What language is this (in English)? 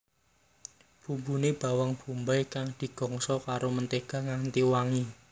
Javanese